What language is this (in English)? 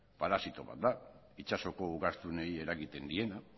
Basque